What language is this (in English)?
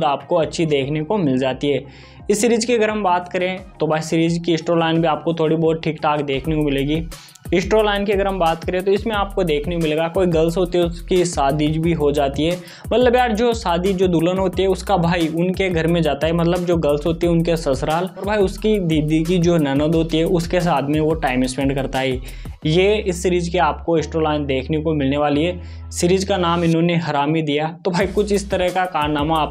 Hindi